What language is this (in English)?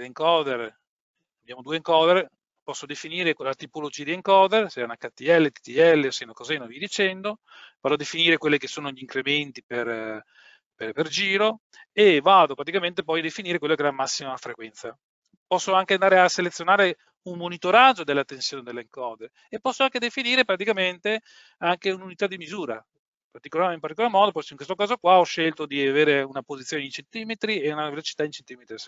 Italian